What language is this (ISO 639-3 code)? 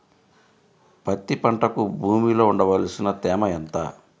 tel